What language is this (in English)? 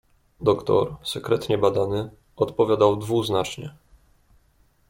Polish